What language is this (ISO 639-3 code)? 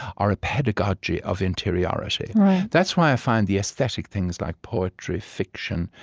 eng